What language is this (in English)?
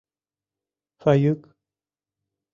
Mari